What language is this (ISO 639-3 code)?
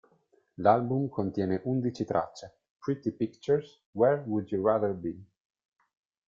ita